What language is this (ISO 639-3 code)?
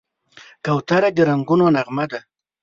pus